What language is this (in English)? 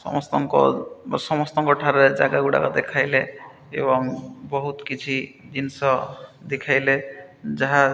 Odia